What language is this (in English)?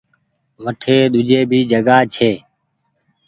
Goaria